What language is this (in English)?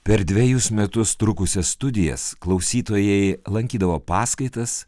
Lithuanian